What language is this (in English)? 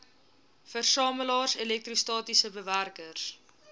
Afrikaans